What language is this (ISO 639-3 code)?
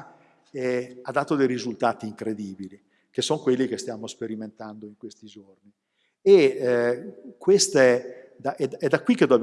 ita